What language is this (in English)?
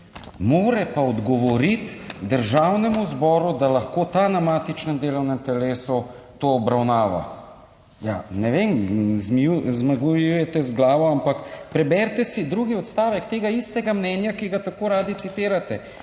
Slovenian